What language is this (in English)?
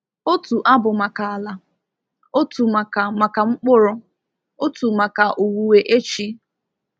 Igbo